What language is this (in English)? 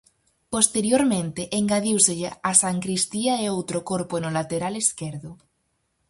Galician